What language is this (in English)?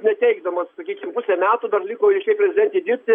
Lithuanian